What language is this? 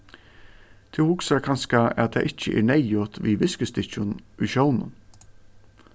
Faroese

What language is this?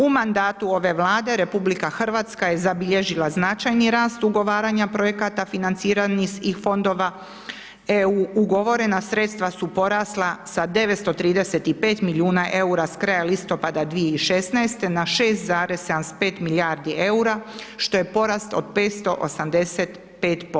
Croatian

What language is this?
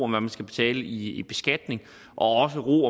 Danish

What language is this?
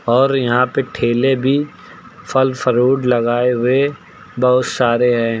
Hindi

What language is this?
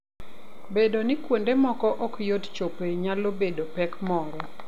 Luo (Kenya and Tanzania)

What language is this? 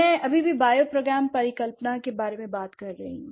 Hindi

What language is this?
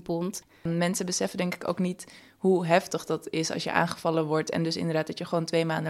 Dutch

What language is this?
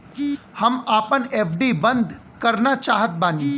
Bhojpuri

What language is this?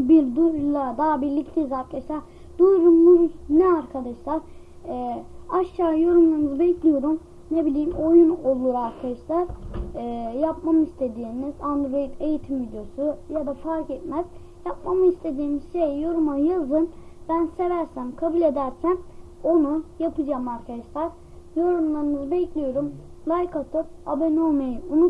Turkish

